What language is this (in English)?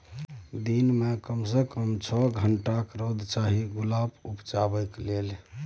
Maithili